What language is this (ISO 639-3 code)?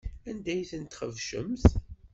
kab